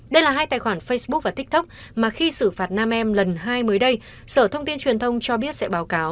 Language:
Vietnamese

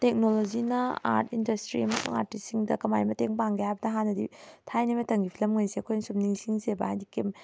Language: Manipuri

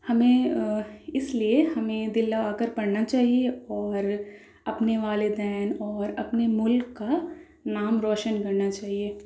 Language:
Urdu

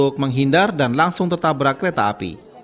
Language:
Indonesian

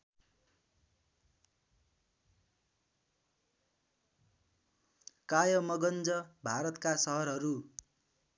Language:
Nepali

